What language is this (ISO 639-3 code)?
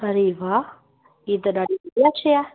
snd